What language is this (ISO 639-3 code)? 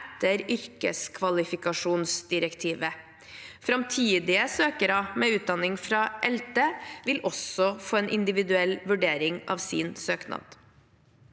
nor